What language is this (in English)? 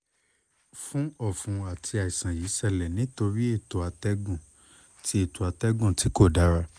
Yoruba